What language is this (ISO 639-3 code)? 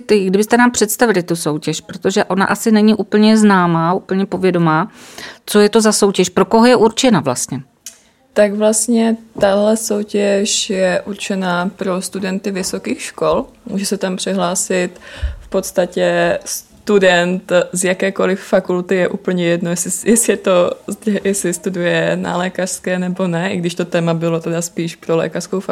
ces